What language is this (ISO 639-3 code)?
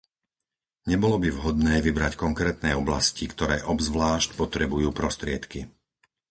slk